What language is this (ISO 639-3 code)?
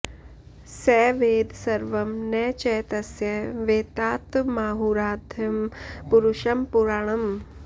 san